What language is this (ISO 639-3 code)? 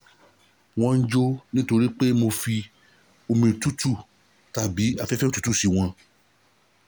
yor